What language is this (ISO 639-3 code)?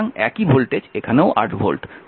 ben